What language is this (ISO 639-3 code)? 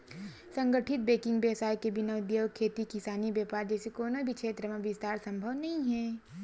hne